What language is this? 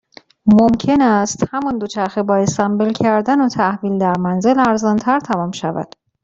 Persian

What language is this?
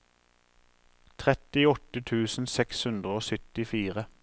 Norwegian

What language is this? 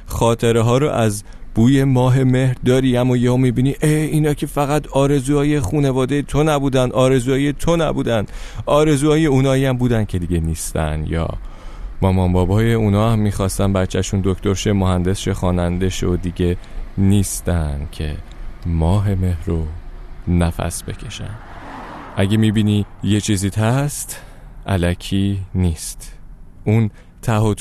Persian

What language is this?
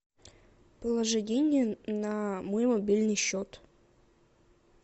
Russian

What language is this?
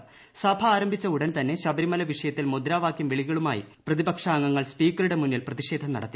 Malayalam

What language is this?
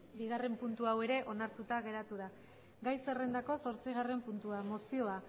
Basque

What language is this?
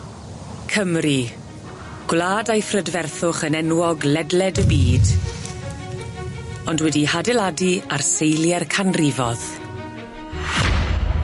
Welsh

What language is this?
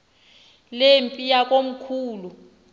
Xhosa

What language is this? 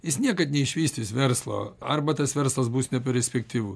Lithuanian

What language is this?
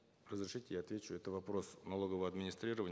Kazakh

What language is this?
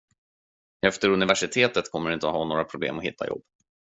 Swedish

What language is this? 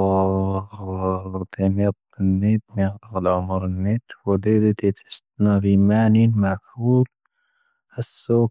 Tahaggart Tamahaq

